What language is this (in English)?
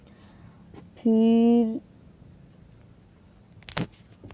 Hindi